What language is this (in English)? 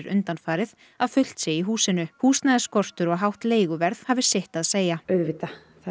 Icelandic